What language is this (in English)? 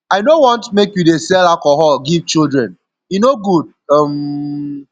Nigerian Pidgin